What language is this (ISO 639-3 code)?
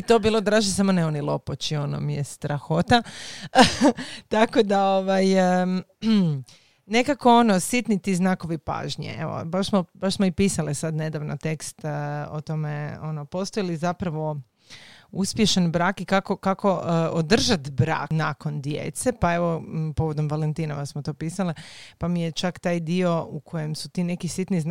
hrv